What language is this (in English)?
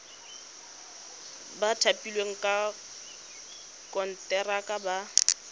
Tswana